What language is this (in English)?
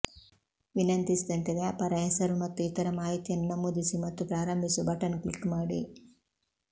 Kannada